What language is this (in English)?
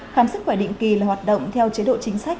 Vietnamese